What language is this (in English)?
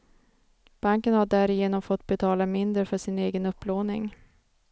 Swedish